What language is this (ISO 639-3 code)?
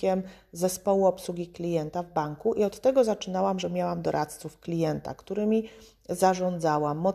pol